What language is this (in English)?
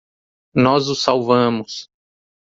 Portuguese